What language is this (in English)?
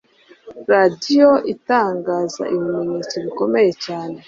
Kinyarwanda